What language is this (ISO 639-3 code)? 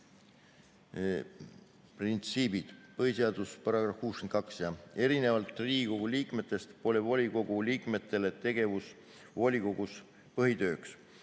est